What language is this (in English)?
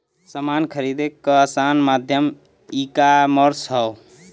Bhojpuri